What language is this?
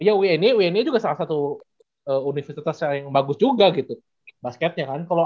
Indonesian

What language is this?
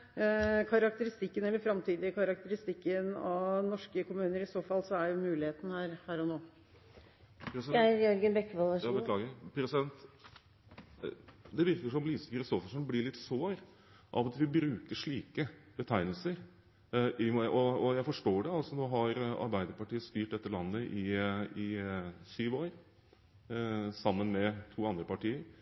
Norwegian Bokmål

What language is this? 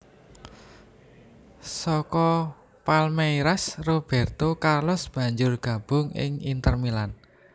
Javanese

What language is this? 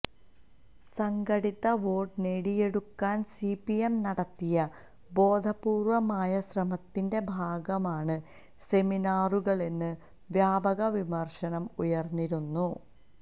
Malayalam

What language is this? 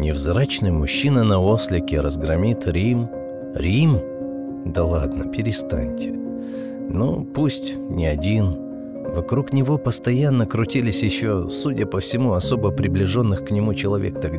Russian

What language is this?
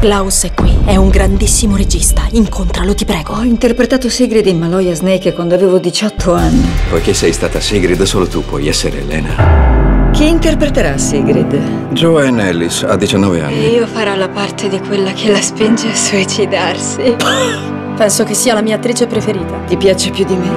Italian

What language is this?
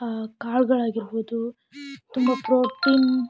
Kannada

